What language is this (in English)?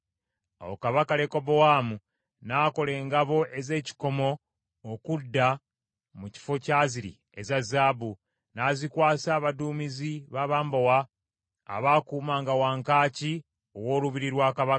Ganda